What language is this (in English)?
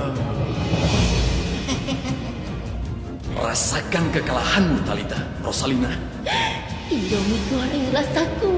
Indonesian